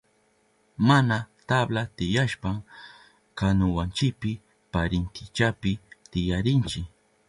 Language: Southern Pastaza Quechua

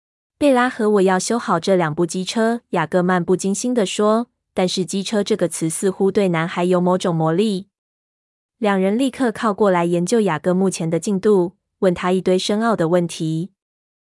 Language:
Chinese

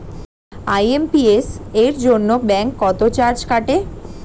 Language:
Bangla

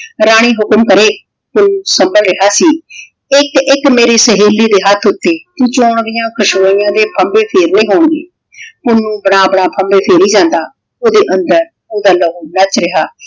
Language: Punjabi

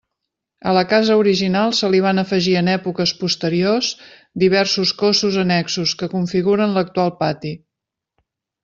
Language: Catalan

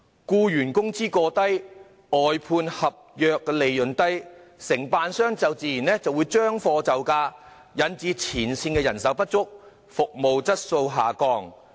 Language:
Cantonese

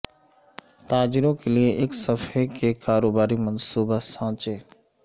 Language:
Urdu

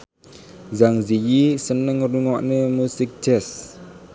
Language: Javanese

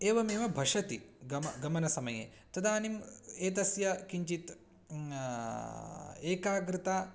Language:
Sanskrit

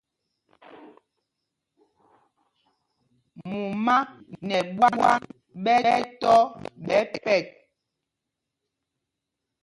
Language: Mpumpong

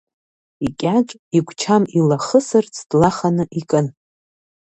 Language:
Abkhazian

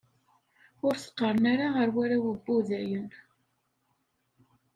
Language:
Kabyle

